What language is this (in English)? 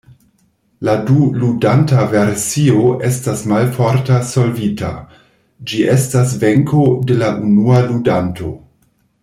Esperanto